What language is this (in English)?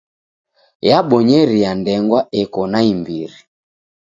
Taita